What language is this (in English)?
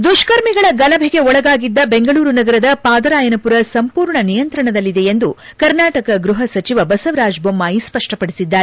Kannada